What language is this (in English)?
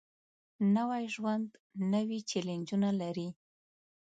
Pashto